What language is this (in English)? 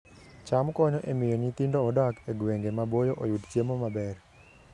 Luo (Kenya and Tanzania)